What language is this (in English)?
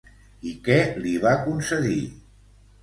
Catalan